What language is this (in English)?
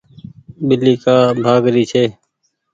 Goaria